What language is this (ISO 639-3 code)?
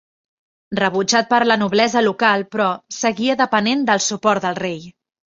cat